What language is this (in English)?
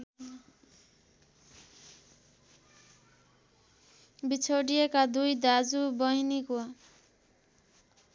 Nepali